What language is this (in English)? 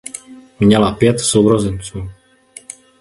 Czech